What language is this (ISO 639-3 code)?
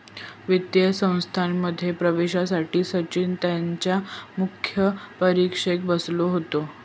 mar